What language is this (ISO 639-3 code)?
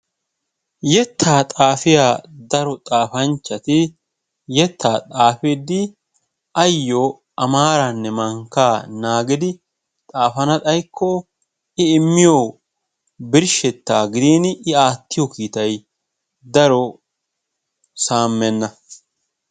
wal